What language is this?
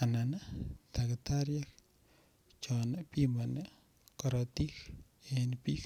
Kalenjin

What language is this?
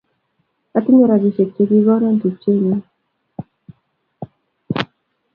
Kalenjin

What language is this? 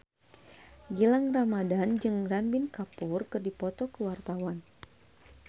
Sundanese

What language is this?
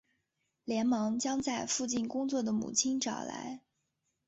Chinese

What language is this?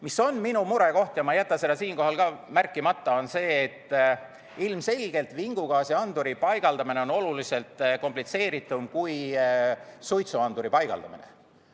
Estonian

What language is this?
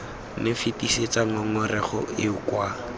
Tswana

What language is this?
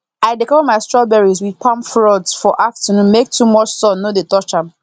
Nigerian Pidgin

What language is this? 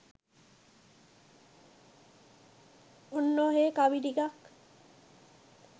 Sinhala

